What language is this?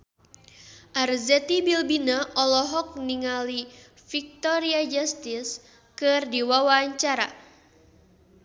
Sundanese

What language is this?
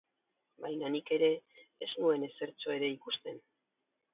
Basque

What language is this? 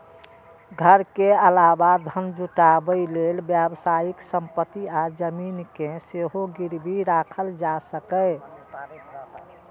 Maithili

